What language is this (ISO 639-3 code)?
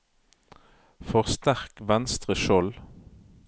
nor